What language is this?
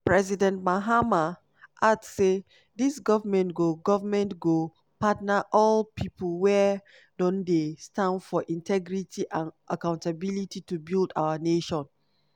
Nigerian Pidgin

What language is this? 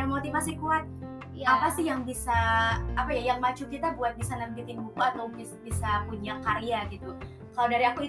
Indonesian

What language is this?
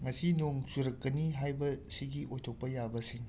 Manipuri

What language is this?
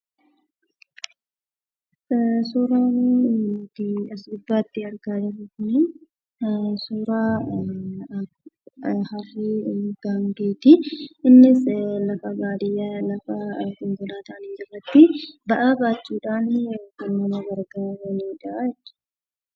Oromo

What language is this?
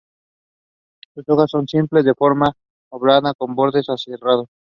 Spanish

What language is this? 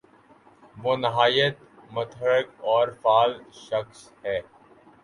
Urdu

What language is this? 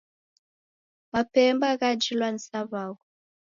Taita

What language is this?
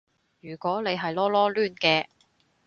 Cantonese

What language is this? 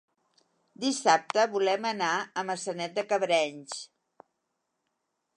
Catalan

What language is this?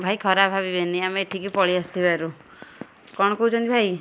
Odia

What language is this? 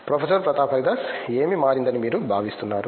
Telugu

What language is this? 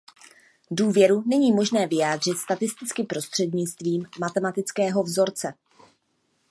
Czech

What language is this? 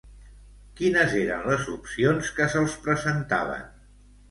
Catalan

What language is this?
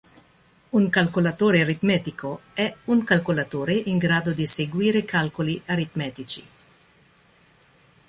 Italian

